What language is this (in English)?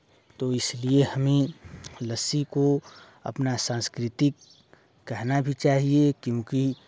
Hindi